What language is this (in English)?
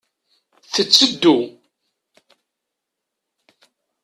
Kabyle